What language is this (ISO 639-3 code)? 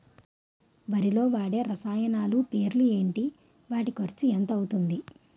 tel